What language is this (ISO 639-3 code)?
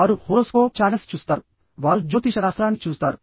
tel